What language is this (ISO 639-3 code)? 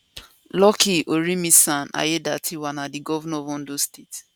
pcm